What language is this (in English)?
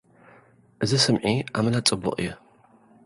Tigrinya